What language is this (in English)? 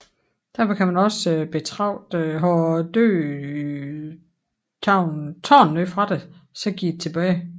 Danish